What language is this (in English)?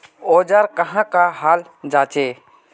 Magahi